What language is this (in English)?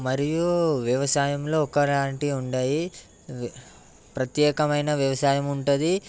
Telugu